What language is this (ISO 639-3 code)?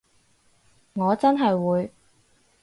yue